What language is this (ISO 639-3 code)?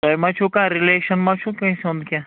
kas